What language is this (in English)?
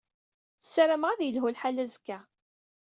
Kabyle